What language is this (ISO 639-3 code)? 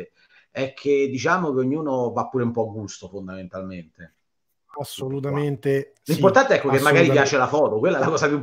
ita